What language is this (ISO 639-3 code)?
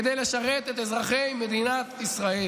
heb